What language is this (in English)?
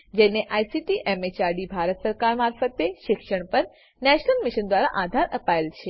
Gujarati